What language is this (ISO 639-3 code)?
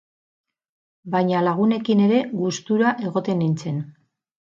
eus